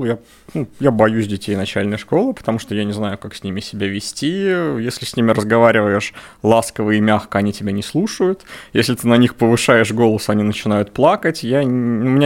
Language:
Russian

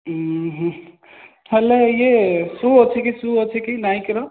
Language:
Odia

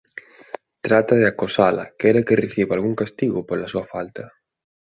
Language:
Galician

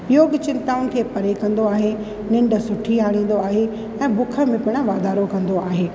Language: Sindhi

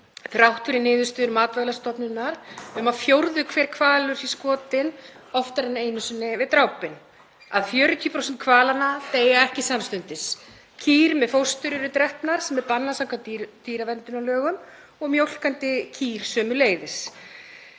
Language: Icelandic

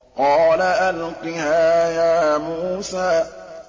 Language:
Arabic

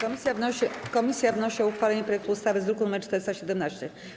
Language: Polish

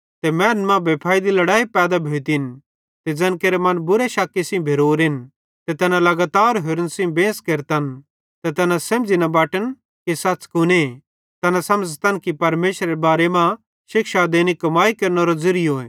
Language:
Bhadrawahi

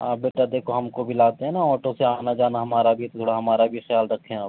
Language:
Urdu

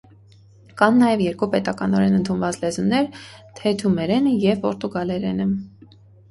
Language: Armenian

